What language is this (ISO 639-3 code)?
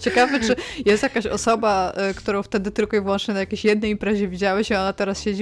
pol